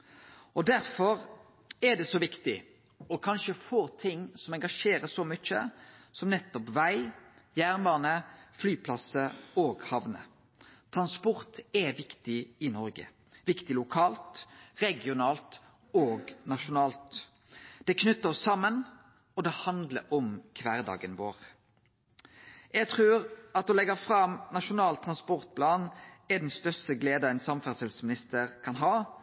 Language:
Norwegian Nynorsk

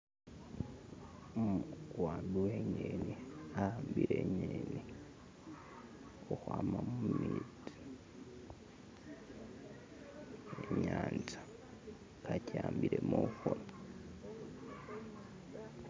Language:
Masaaba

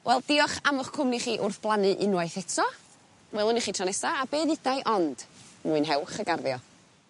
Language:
Welsh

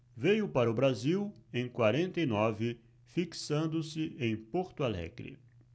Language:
Portuguese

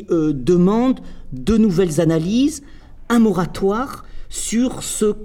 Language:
French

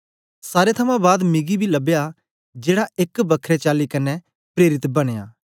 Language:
Dogri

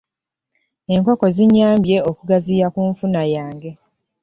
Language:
Ganda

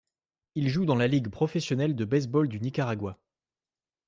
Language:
French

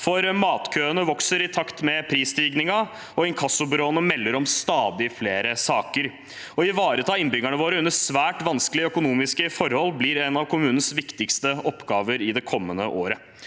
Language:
Norwegian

